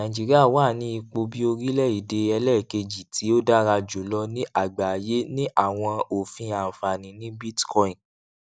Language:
Yoruba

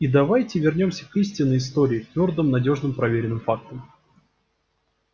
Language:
Russian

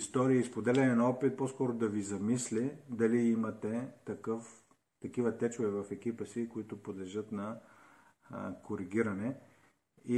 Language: Bulgarian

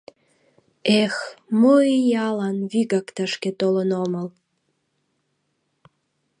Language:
Mari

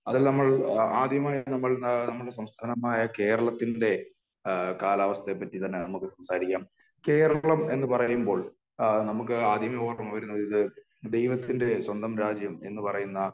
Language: Malayalam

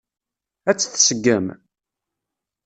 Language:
Kabyle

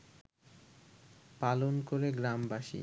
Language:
Bangla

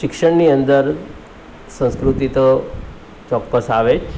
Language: Gujarati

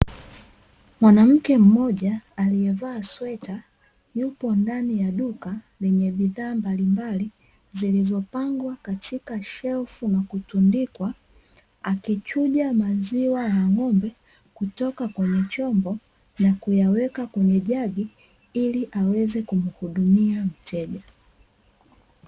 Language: Swahili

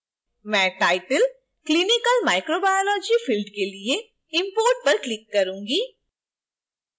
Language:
Hindi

